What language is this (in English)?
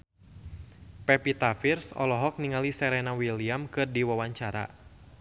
Sundanese